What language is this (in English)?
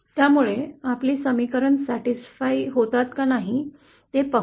Marathi